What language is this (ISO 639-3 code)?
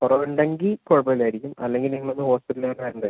mal